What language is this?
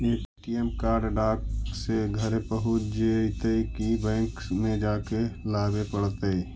Magahi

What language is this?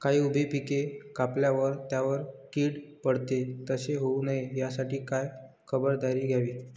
Marathi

